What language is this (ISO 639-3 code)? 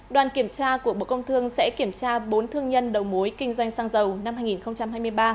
vie